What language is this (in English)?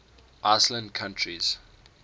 English